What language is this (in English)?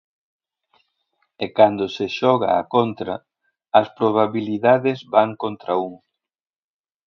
Galician